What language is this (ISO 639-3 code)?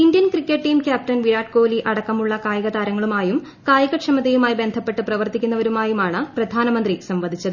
mal